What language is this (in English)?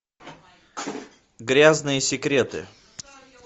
Russian